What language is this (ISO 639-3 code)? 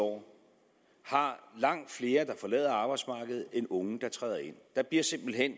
dan